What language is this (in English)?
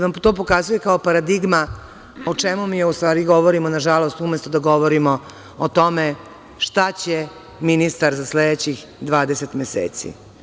Serbian